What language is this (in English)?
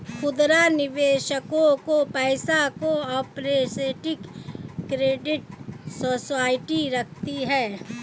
Hindi